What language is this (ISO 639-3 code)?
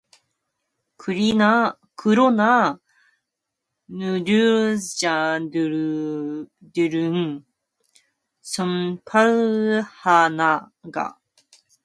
kor